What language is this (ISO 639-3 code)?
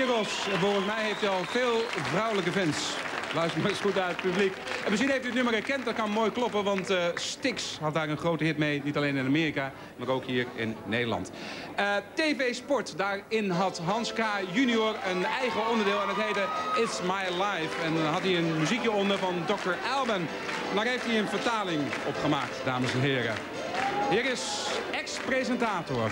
nld